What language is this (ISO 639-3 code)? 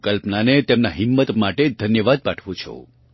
guj